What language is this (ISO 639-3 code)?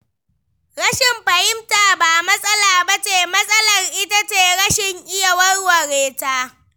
hau